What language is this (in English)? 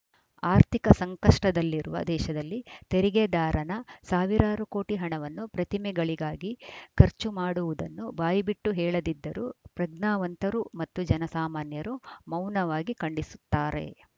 Kannada